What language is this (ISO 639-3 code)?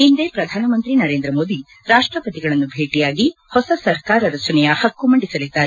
kan